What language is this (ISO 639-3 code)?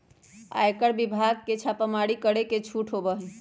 mag